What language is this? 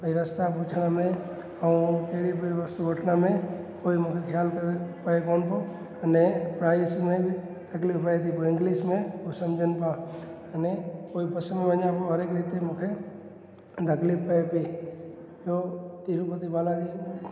Sindhi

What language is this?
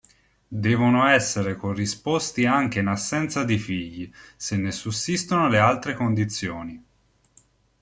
Italian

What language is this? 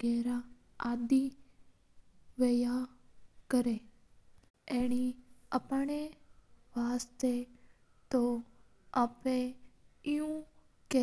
Mewari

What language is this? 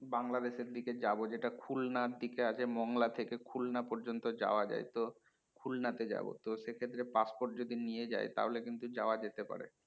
Bangla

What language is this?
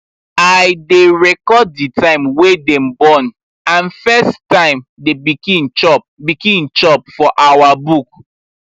Nigerian Pidgin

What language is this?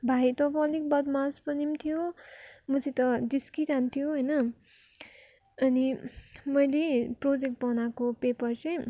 Nepali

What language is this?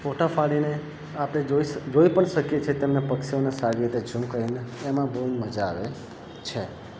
Gujarati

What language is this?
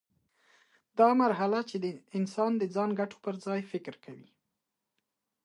Pashto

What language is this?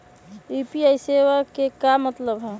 Magahi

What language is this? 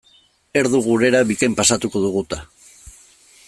Basque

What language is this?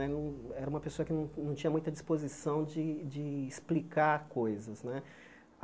Portuguese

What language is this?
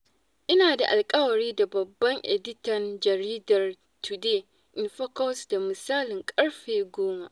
Hausa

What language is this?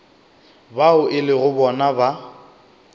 Northern Sotho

